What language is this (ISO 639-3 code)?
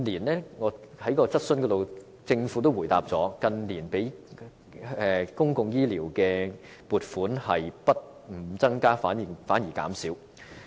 yue